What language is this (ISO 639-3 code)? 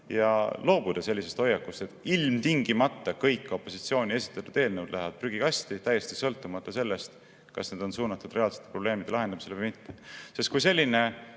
est